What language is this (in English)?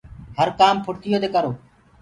Gurgula